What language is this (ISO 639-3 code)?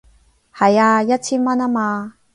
yue